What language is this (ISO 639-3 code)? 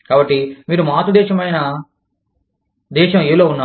tel